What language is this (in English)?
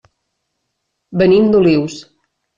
Catalan